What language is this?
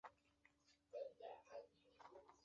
Chinese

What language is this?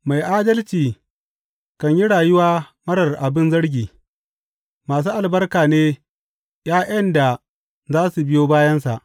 Hausa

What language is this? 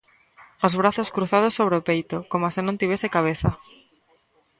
Galician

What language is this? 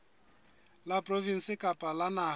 Southern Sotho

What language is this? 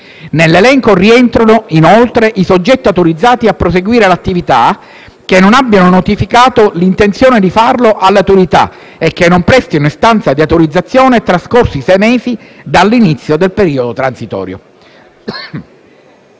Italian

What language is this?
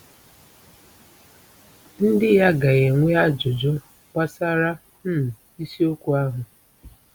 Igbo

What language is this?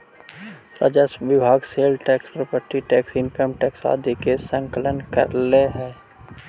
Magahi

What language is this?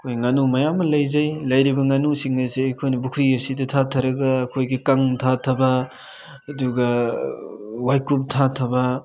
Manipuri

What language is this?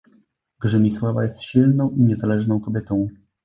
Polish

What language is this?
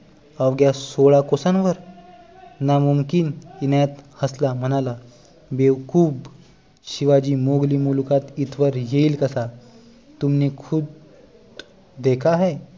Marathi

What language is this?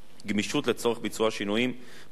Hebrew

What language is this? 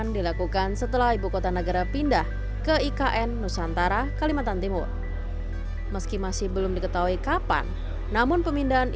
Indonesian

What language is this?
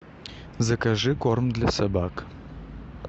Russian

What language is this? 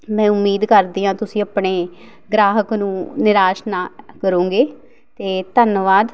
Punjabi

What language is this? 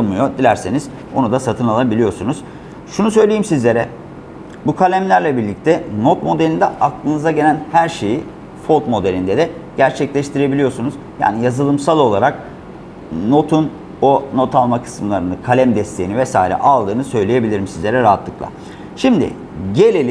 Turkish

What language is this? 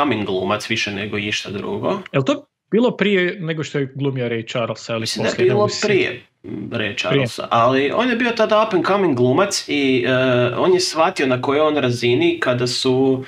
Croatian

